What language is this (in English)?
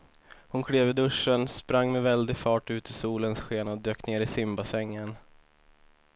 Swedish